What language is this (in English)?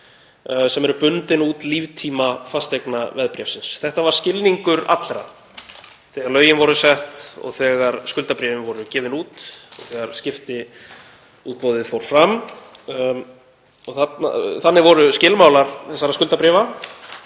Icelandic